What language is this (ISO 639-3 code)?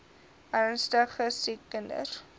afr